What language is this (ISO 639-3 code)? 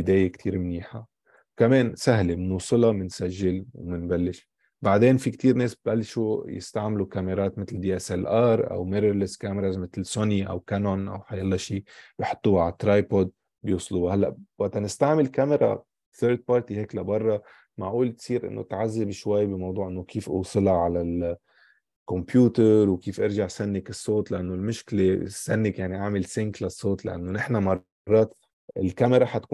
ara